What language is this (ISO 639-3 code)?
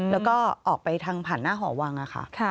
tha